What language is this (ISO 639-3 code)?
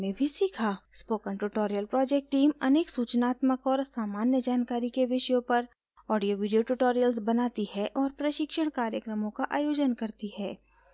hin